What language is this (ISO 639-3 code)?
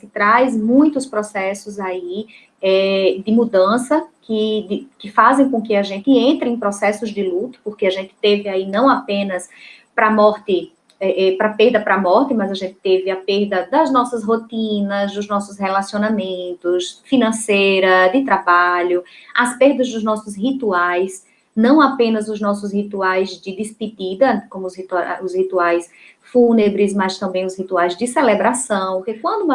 por